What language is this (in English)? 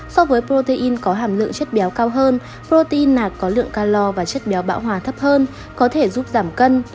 Vietnamese